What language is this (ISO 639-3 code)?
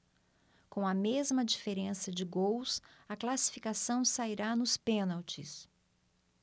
por